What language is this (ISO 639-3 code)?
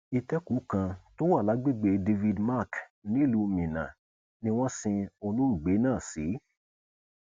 yor